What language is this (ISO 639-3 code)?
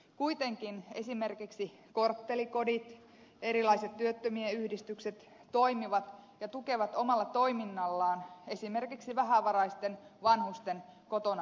fin